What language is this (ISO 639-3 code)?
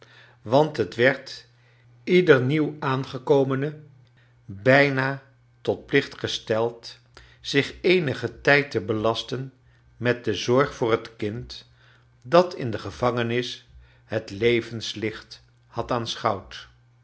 nld